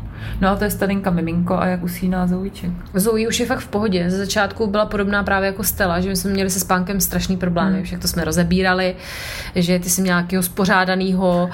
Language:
Czech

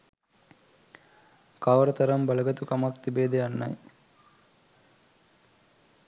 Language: Sinhala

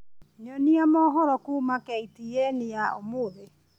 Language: Kikuyu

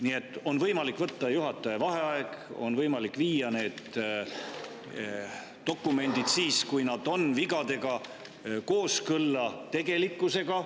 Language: Estonian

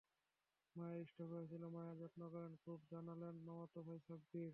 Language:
Bangla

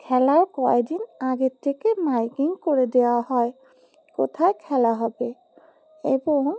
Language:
Bangla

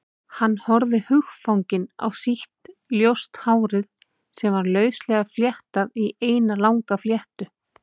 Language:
Icelandic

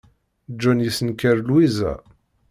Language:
Kabyle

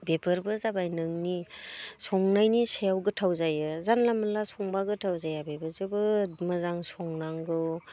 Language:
Bodo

